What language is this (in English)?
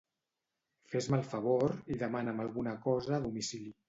Catalan